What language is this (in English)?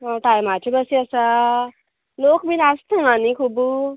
Konkani